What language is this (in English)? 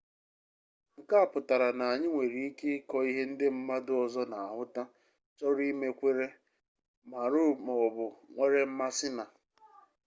Igbo